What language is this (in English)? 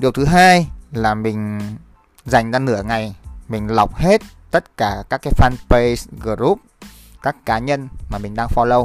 Vietnamese